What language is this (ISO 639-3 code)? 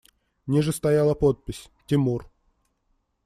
rus